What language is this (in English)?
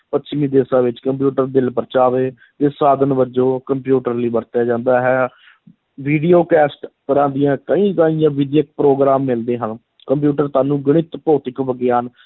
Punjabi